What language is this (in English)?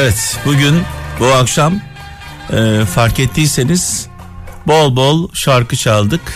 Turkish